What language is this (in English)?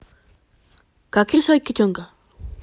Russian